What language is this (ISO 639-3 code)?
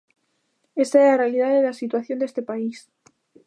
glg